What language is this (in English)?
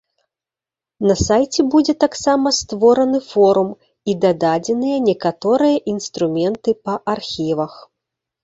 Belarusian